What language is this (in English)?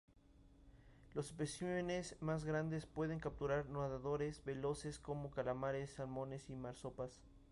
Spanish